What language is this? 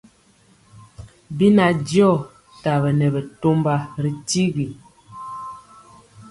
Mpiemo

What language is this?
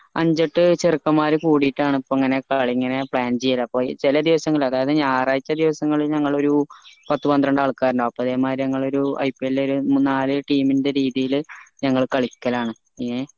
Malayalam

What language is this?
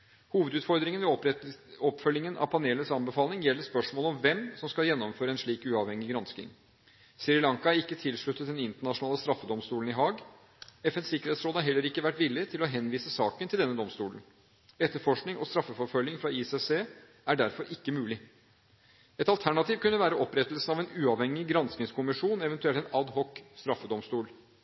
Norwegian Bokmål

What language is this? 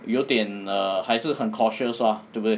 English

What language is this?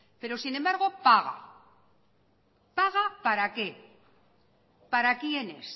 Spanish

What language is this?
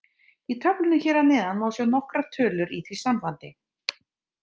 Icelandic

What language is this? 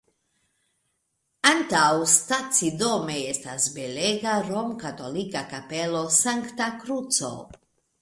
Esperanto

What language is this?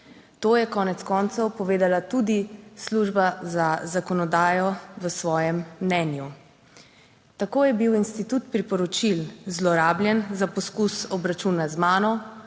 Slovenian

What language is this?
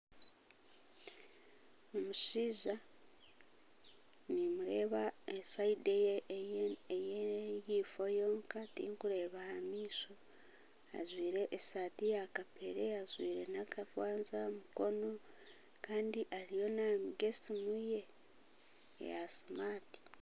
Nyankole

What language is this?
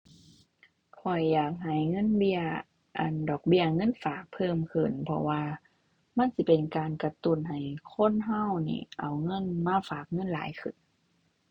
Thai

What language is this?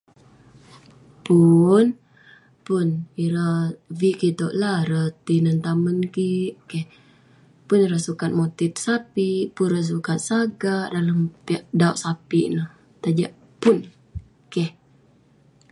Western Penan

